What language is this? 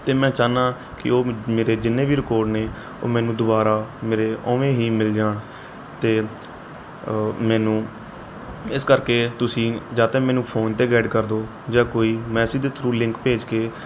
Punjabi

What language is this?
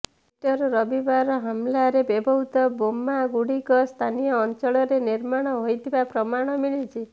Odia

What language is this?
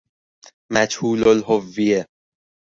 Persian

